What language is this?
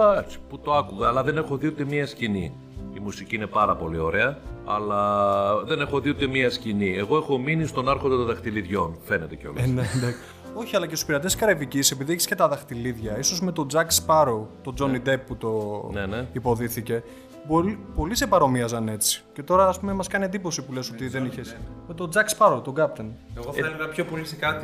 Greek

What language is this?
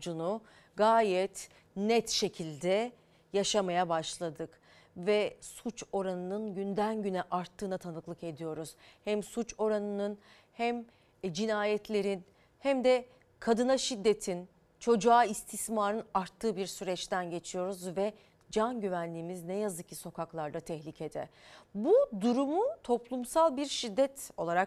Turkish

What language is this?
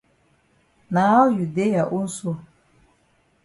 Cameroon Pidgin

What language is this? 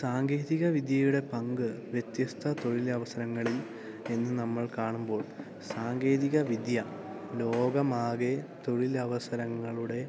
Malayalam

